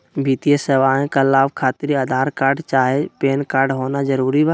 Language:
Magahi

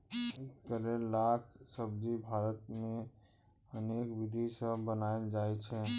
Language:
Maithili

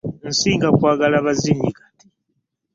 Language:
Ganda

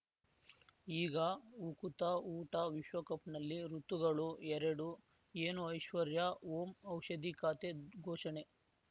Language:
Kannada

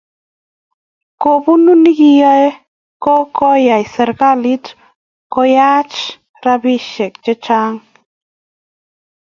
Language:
Kalenjin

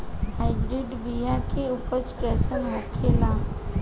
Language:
Bhojpuri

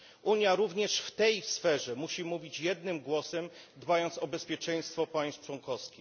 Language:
Polish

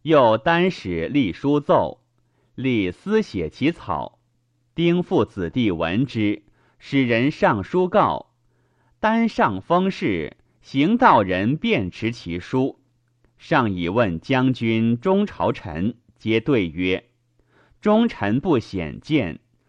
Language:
Chinese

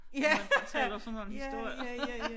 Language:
Danish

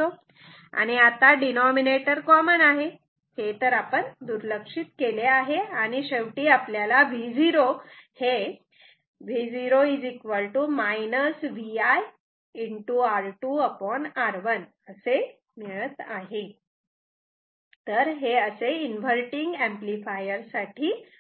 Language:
Marathi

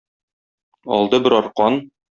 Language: Tatar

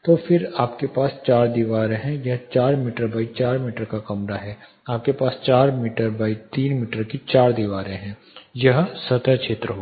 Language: Hindi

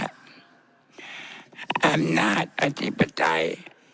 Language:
Thai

